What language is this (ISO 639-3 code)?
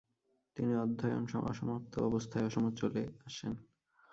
ben